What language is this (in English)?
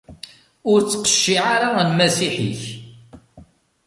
Kabyle